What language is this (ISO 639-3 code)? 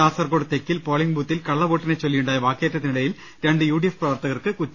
mal